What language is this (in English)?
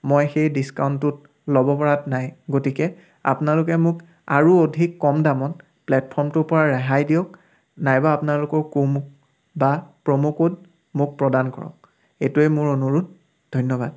Assamese